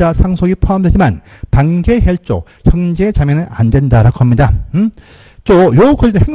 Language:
Korean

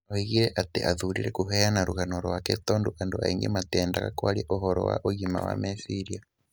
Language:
Kikuyu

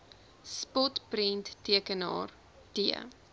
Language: Afrikaans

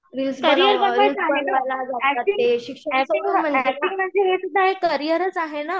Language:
Marathi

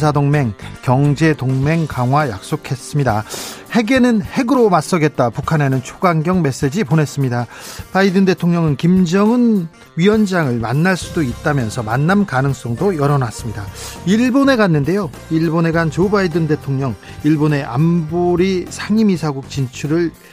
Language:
Korean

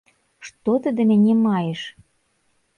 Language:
Belarusian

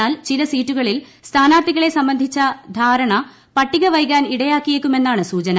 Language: Malayalam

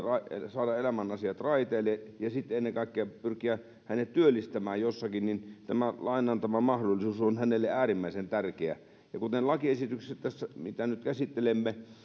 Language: Finnish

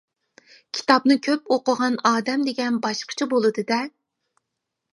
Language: Uyghur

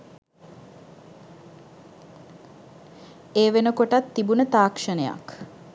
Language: Sinhala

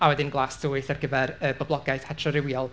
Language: Welsh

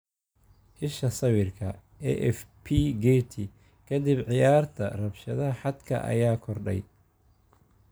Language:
Somali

